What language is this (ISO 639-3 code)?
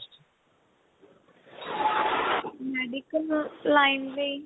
pan